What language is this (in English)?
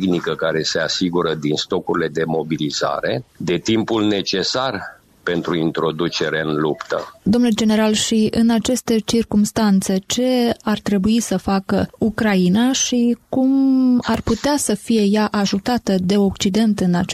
Romanian